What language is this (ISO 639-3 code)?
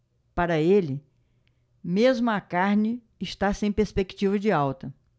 por